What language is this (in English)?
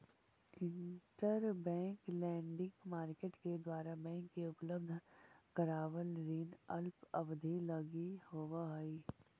Magahi